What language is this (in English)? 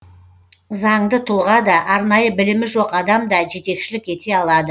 Kazakh